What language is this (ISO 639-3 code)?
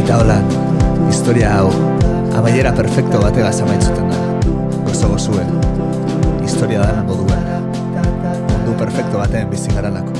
eus